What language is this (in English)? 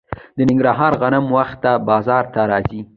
Pashto